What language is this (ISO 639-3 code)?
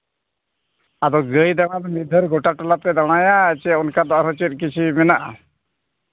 sat